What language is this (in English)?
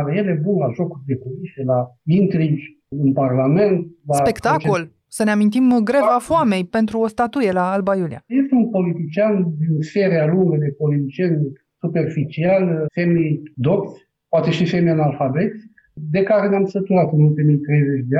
Romanian